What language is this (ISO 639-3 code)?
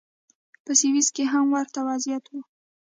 pus